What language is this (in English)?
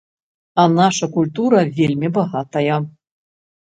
Belarusian